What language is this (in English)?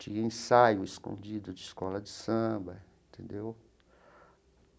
Portuguese